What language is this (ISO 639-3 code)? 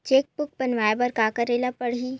hne